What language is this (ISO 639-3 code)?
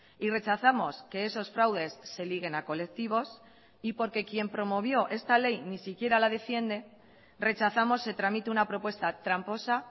spa